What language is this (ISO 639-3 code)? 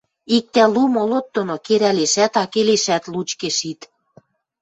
mrj